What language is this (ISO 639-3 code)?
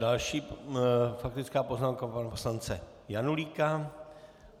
ces